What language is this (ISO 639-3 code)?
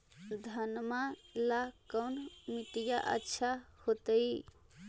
mag